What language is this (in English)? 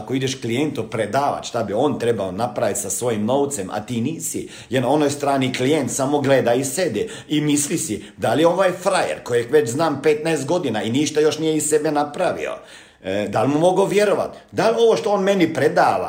Croatian